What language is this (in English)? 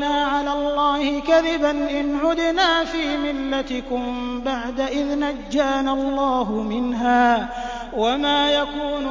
Arabic